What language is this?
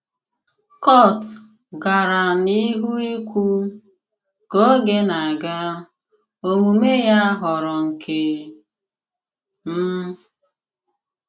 Igbo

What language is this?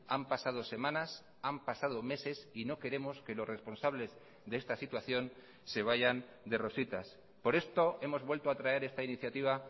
Spanish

